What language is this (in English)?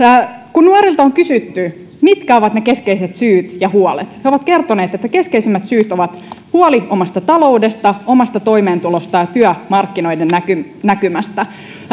Finnish